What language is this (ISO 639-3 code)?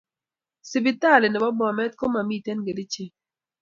kln